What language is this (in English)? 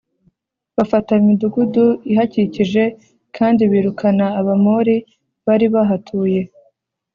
Kinyarwanda